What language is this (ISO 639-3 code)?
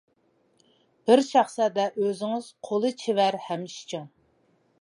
uig